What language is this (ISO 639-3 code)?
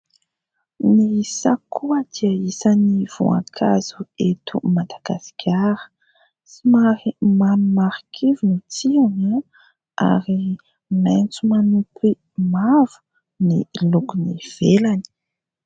mlg